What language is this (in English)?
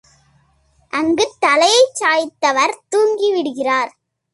Tamil